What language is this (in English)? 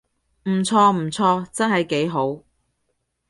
Cantonese